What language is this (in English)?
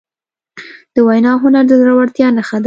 Pashto